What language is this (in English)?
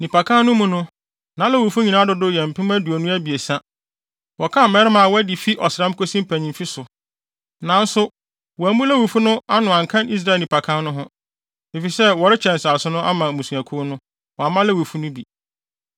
Akan